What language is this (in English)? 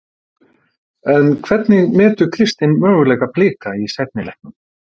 Icelandic